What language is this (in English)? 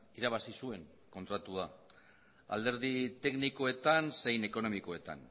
Basque